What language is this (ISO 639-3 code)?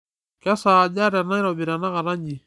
mas